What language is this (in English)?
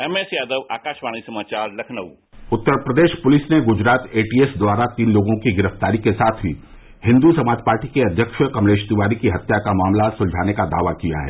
Hindi